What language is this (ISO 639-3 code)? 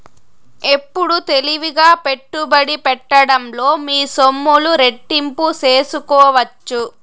tel